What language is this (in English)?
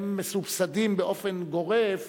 Hebrew